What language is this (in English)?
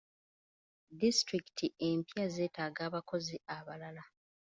Ganda